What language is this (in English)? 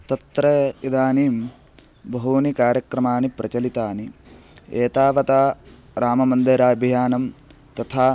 Sanskrit